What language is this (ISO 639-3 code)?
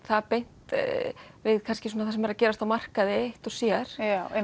isl